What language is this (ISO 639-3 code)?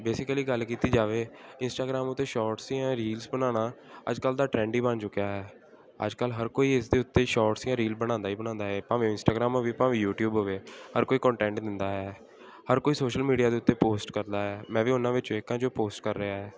pan